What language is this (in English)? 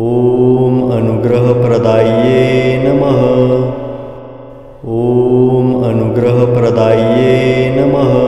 Romanian